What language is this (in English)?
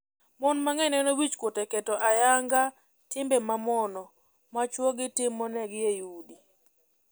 Luo (Kenya and Tanzania)